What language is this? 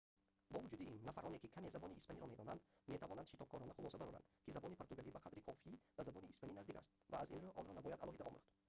Tajik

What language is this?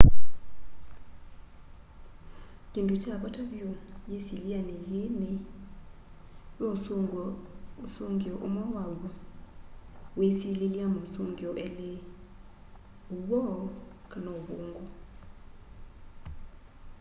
Kamba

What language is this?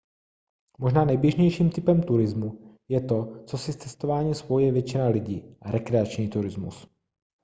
Czech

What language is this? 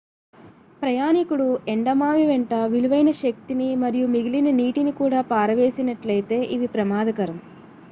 Telugu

